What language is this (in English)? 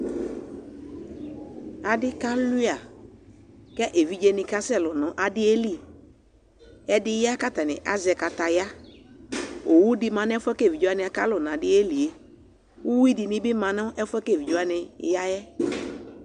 Ikposo